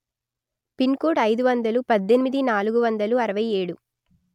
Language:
Telugu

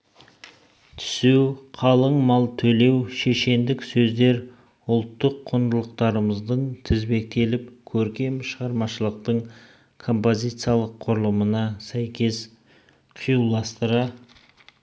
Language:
Kazakh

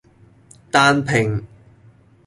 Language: Cantonese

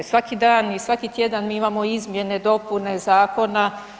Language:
Croatian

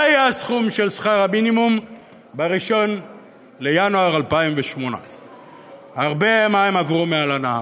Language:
Hebrew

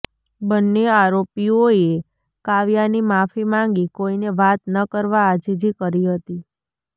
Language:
Gujarati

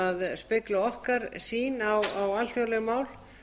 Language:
Icelandic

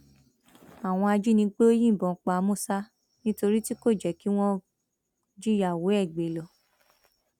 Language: Yoruba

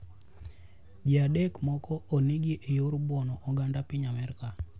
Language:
Luo (Kenya and Tanzania)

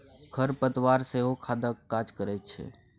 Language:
Maithili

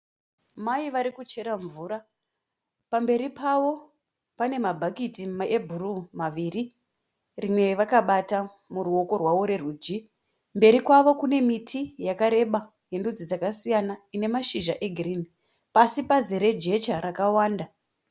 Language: Shona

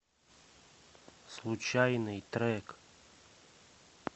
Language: Russian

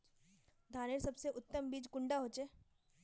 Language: Magahi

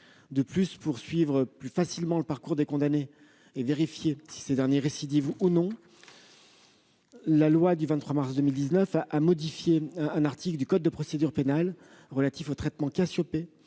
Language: French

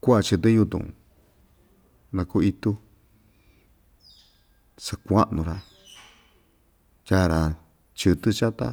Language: Ixtayutla Mixtec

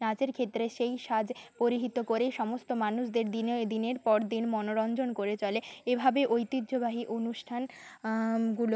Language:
Bangla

